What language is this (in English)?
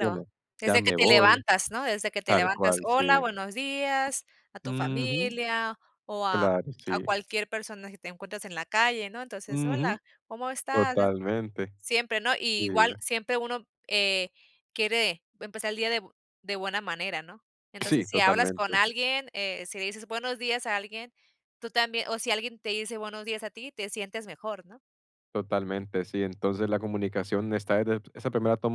Spanish